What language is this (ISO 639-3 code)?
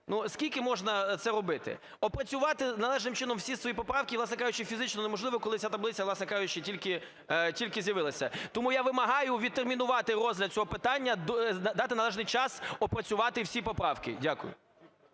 ukr